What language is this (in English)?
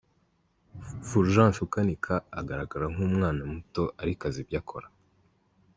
Kinyarwanda